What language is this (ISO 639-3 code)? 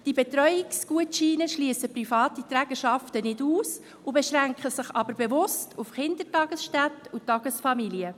gsw